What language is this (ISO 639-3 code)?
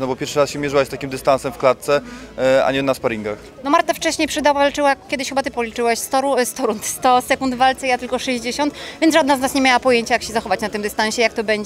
pol